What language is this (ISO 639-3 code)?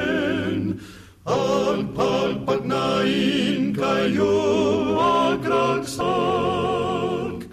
fil